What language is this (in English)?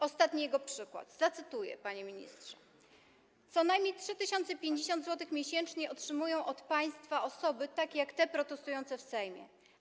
Polish